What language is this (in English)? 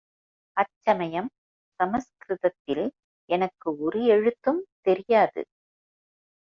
Tamil